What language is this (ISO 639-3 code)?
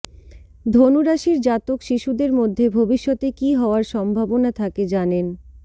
ben